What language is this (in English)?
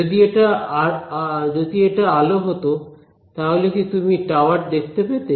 Bangla